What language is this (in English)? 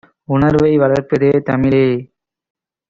Tamil